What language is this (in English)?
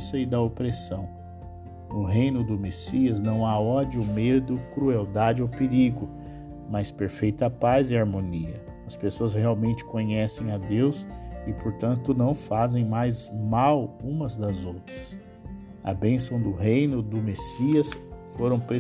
Portuguese